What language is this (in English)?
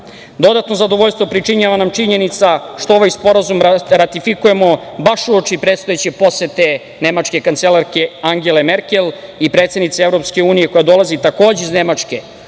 Serbian